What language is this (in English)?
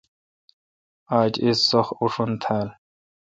Kalkoti